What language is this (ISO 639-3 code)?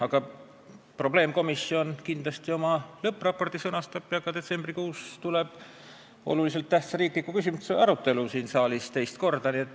est